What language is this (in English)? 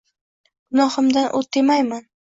Uzbek